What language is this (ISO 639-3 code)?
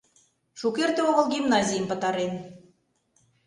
chm